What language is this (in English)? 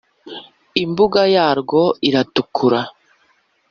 Kinyarwanda